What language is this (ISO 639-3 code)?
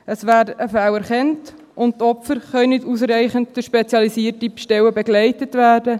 gsw